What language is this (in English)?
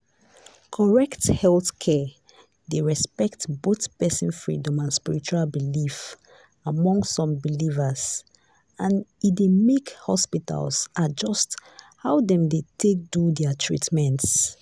Nigerian Pidgin